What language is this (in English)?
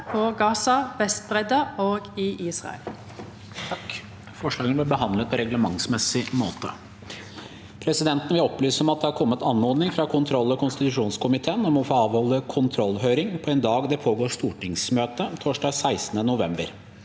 Norwegian